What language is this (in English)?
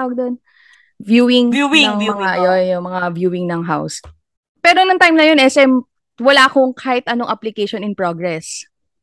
Filipino